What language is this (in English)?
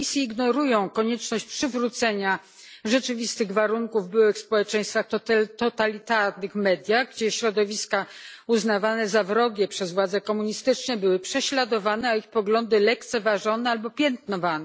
Polish